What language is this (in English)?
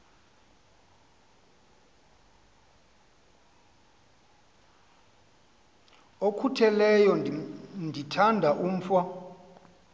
Xhosa